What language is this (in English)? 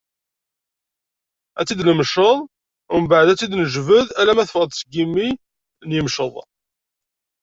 Kabyle